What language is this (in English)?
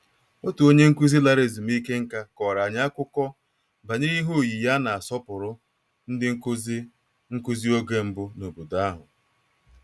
Igbo